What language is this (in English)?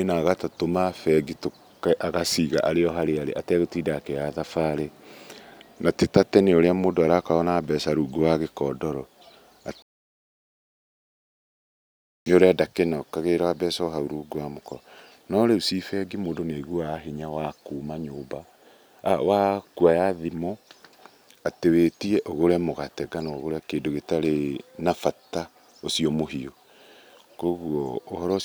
Kikuyu